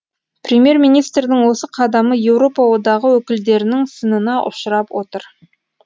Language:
Kazakh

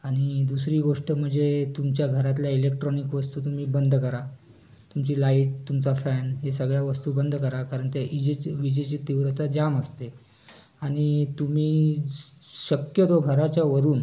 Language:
Marathi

